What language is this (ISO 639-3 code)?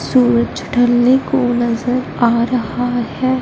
hin